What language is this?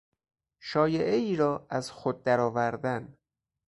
Persian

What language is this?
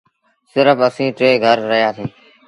Sindhi Bhil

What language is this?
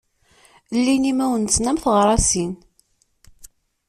Kabyle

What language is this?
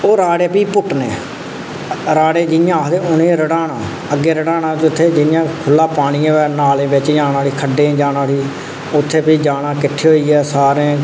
Dogri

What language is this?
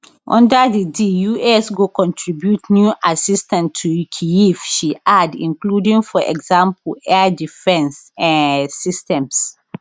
Nigerian Pidgin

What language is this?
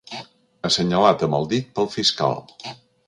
Catalan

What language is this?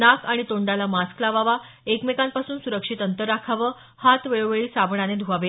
Marathi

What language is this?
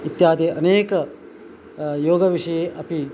Sanskrit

